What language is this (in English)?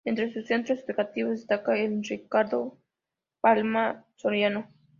Spanish